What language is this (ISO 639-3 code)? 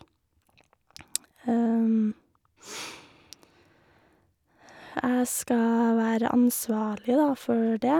nor